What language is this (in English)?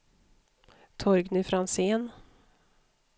Swedish